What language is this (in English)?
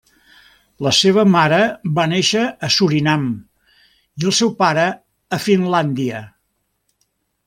Catalan